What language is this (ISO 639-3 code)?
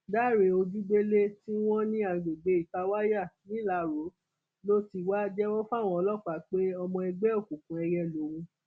yor